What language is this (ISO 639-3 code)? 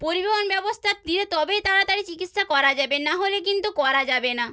ben